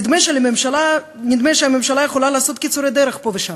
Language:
Hebrew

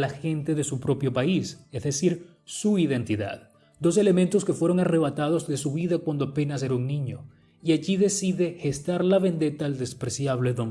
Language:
Spanish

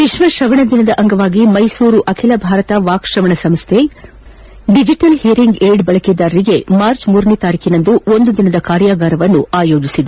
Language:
Kannada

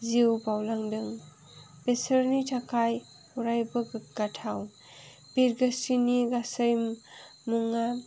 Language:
Bodo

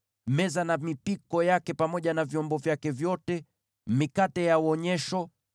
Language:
Swahili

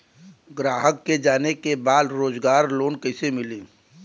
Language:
Bhojpuri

